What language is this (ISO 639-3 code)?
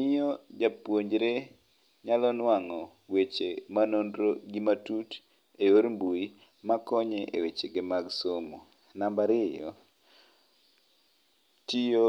luo